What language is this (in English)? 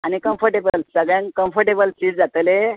Konkani